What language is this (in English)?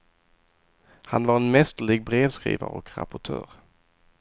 Swedish